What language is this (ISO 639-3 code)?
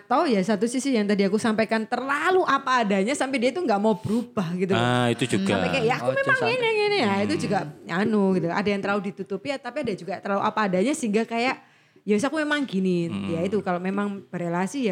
ind